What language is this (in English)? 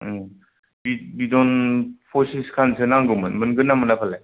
Bodo